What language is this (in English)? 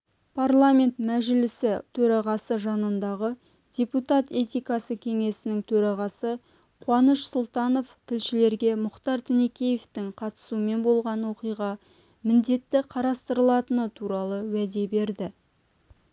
Kazakh